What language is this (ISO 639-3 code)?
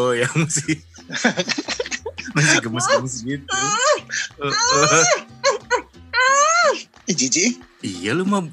ind